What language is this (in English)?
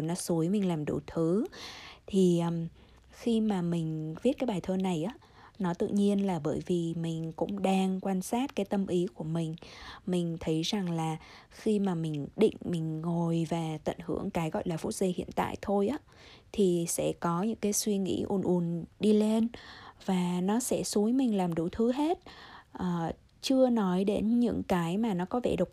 Vietnamese